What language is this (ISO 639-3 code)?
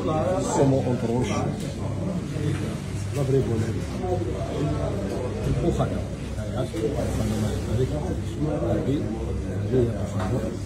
ara